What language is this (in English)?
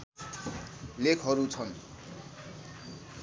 Nepali